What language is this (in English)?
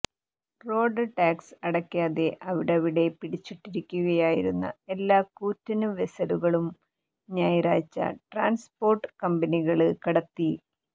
Malayalam